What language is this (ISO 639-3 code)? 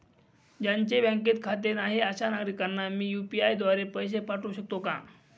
mar